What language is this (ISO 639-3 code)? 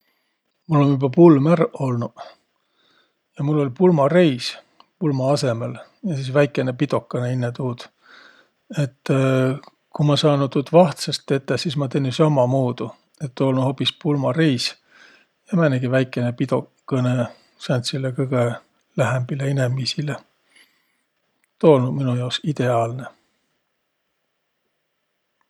vro